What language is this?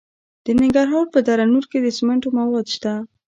Pashto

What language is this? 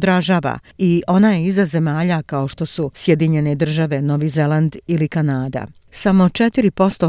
Croatian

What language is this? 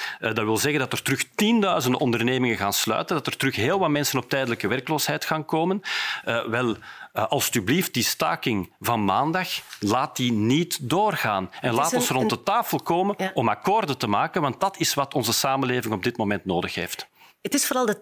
Dutch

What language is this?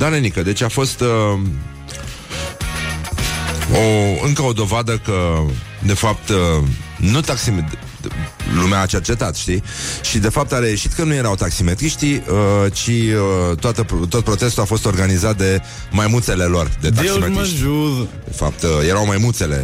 Romanian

